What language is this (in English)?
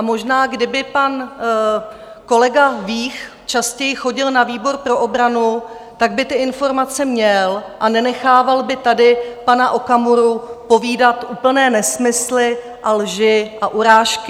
Czech